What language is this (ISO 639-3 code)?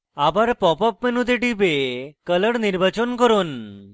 ben